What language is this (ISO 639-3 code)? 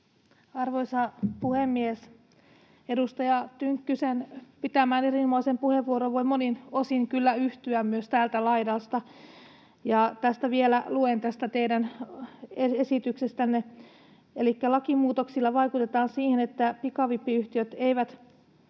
fin